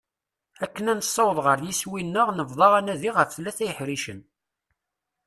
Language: Kabyle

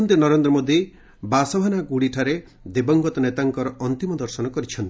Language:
Odia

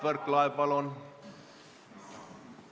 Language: Estonian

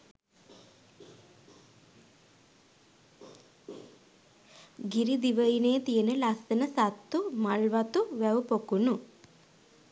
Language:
Sinhala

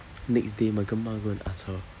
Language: English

